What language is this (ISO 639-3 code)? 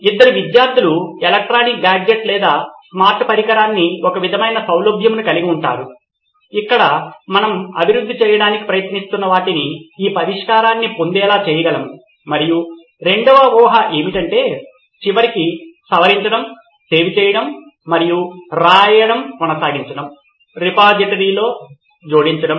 tel